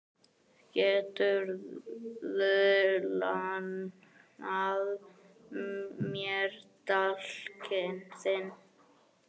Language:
Icelandic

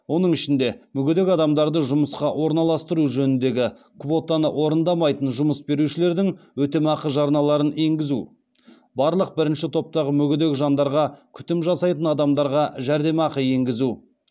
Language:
Kazakh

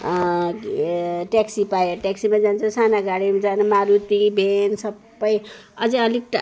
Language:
Nepali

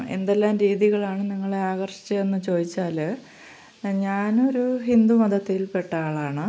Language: Malayalam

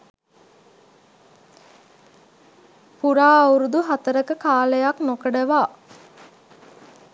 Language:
Sinhala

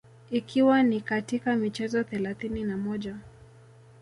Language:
Swahili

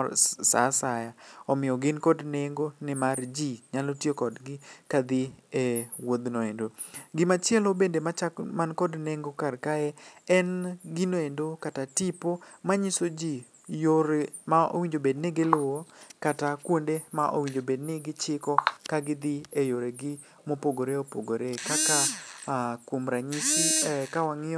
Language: Luo (Kenya and Tanzania)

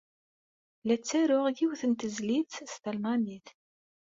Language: Kabyle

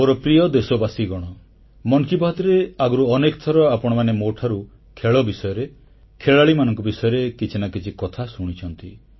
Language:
Odia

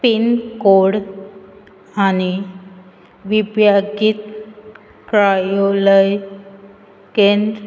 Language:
Konkani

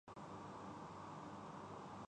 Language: Urdu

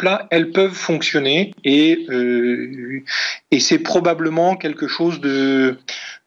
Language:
French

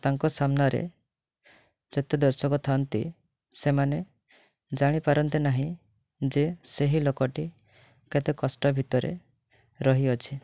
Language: Odia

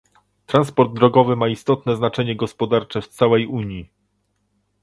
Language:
Polish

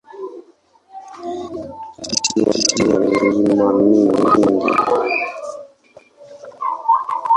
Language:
Swahili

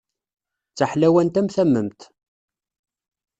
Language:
Kabyle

